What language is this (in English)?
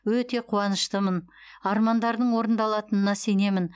Kazakh